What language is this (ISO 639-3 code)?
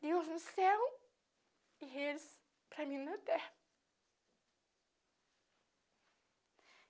por